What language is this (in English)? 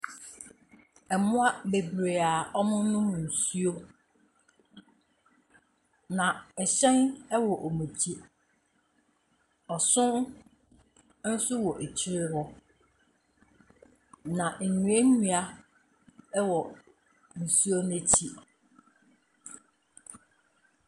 Akan